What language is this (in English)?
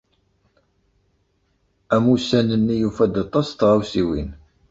Kabyle